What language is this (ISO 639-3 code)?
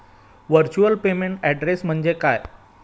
mar